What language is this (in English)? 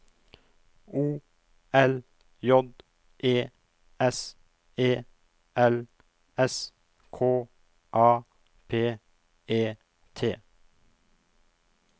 Norwegian